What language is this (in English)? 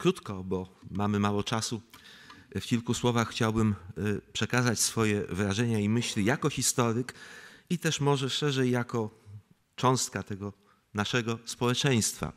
Polish